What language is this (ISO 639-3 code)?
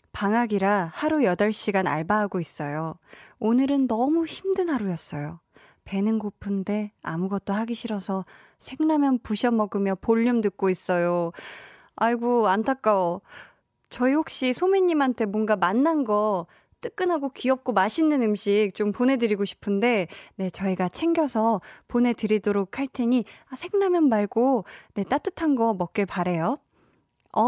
kor